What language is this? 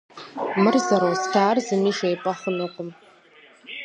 Kabardian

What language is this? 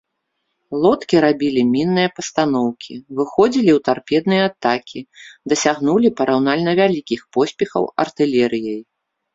Belarusian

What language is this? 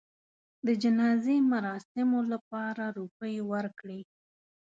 Pashto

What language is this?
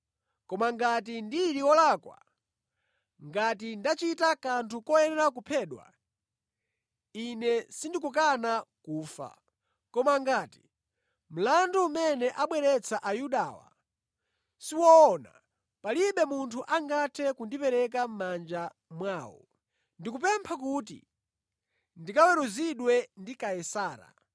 Nyanja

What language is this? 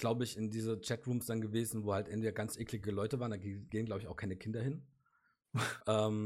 German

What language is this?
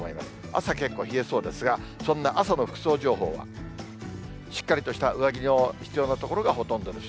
Japanese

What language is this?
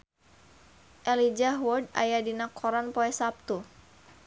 Sundanese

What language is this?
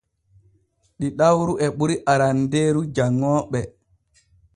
Borgu Fulfulde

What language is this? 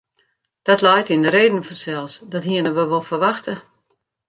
Western Frisian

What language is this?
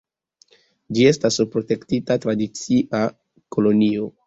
Esperanto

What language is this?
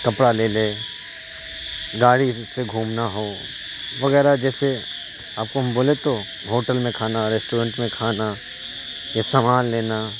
Urdu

